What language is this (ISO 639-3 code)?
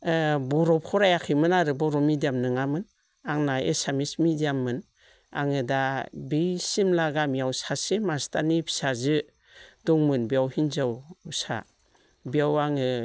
brx